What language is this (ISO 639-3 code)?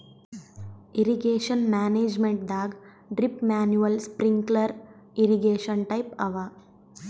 kan